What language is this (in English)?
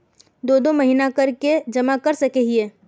Magahi